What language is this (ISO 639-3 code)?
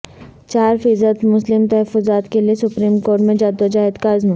urd